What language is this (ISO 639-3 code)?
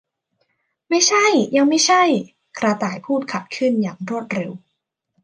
tha